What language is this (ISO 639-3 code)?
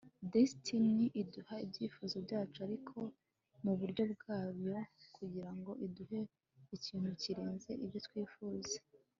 kin